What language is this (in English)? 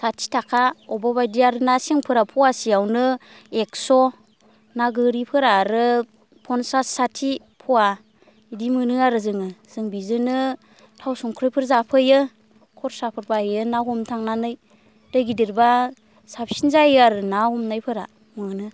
Bodo